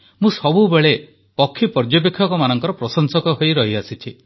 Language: Odia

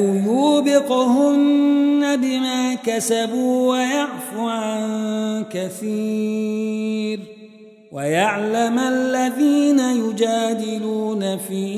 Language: Arabic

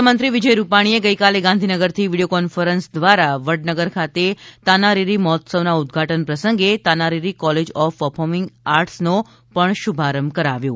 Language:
Gujarati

